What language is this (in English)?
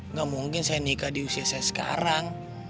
Indonesian